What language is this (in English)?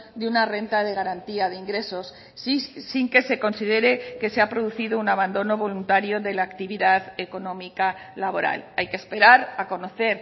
Spanish